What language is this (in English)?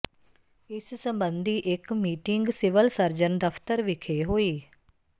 Punjabi